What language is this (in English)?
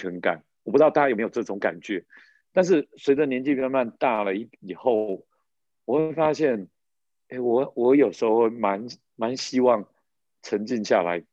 Chinese